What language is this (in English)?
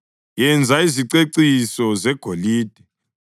North Ndebele